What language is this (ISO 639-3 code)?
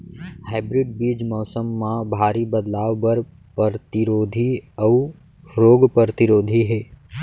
hne